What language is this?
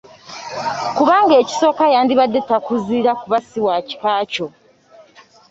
Ganda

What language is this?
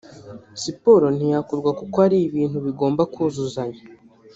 Kinyarwanda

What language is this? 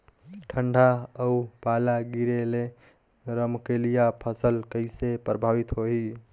Chhattisgarhi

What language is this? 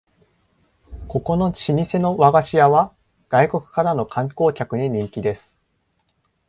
Japanese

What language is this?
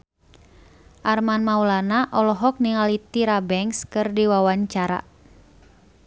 Sundanese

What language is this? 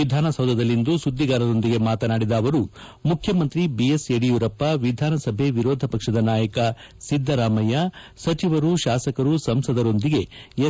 Kannada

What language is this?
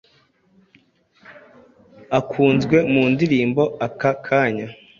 Kinyarwanda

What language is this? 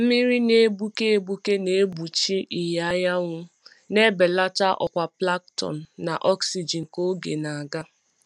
Igbo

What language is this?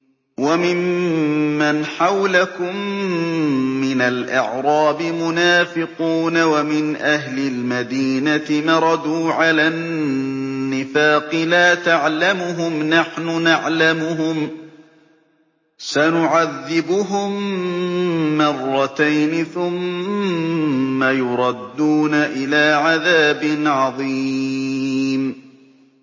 Arabic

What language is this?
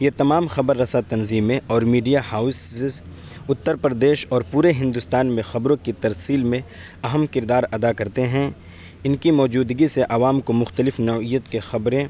Urdu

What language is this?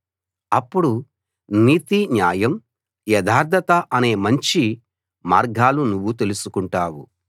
Telugu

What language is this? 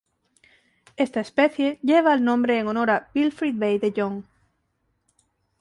Spanish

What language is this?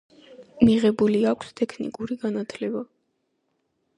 Georgian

